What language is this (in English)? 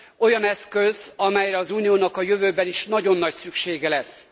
Hungarian